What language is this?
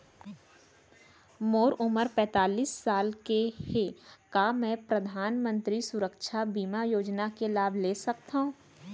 Chhattisgarhi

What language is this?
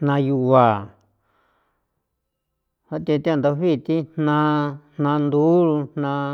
San Felipe Otlaltepec Popoloca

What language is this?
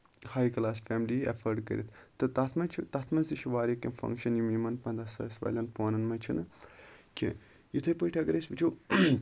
Kashmiri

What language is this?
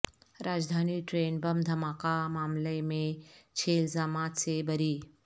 Urdu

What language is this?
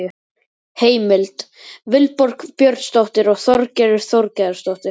Icelandic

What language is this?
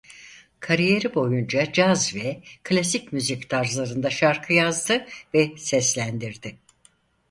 Turkish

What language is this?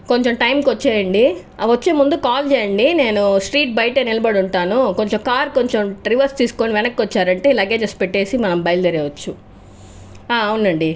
Telugu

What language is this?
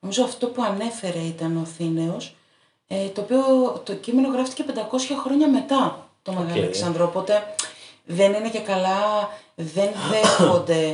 Greek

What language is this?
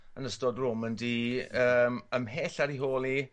Welsh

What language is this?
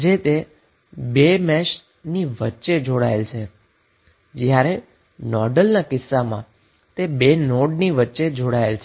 Gujarati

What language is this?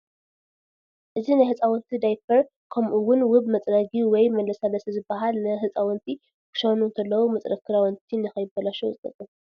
Tigrinya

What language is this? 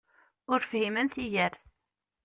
Kabyle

